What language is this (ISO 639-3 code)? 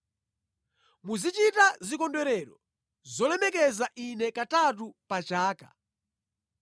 nya